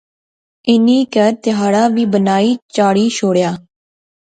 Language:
Pahari-Potwari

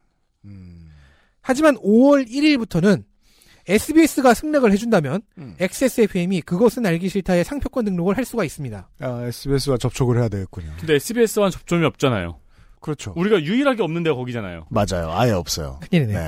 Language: Korean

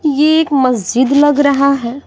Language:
Hindi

